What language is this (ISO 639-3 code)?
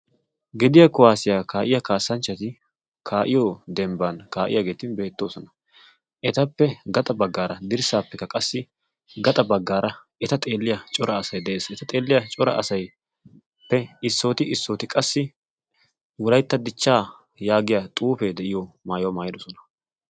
wal